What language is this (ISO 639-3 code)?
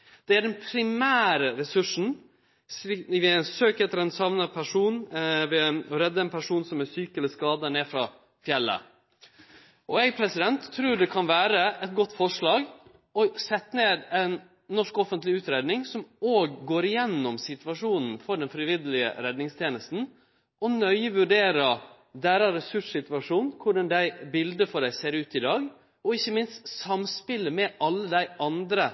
nno